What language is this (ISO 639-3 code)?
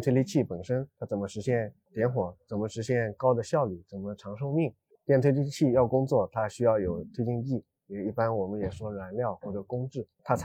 zho